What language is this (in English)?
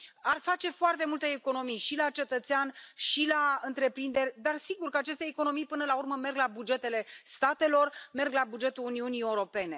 Romanian